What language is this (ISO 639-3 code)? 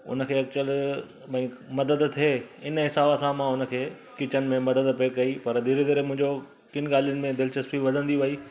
snd